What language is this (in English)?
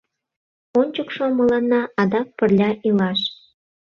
Mari